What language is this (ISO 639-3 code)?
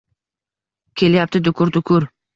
uzb